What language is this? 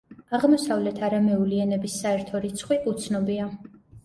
Georgian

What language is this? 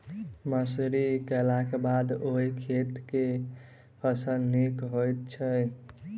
Maithili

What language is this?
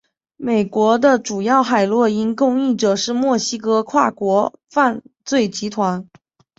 Chinese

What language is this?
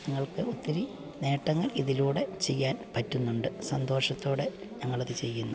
Malayalam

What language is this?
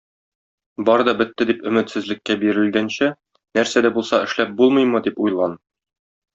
Tatar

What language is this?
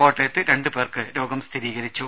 Malayalam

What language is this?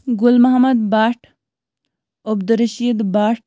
Kashmiri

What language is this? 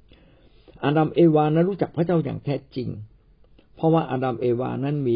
Thai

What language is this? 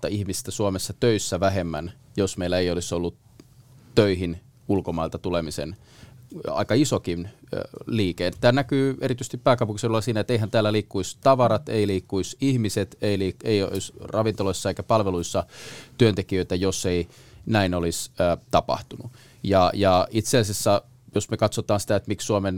Finnish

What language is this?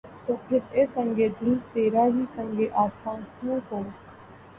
Urdu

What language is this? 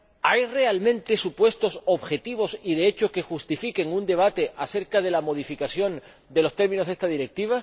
Spanish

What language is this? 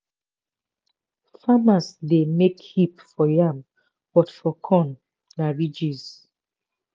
Nigerian Pidgin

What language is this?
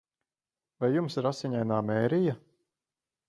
Latvian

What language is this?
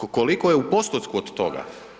Croatian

